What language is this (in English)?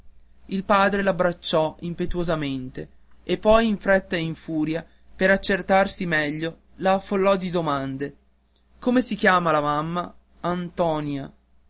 Italian